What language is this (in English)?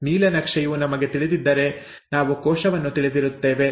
Kannada